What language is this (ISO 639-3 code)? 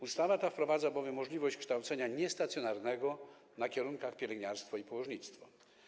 pol